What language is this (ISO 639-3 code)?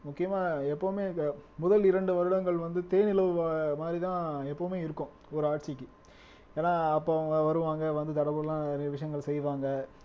tam